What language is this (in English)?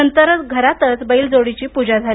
Marathi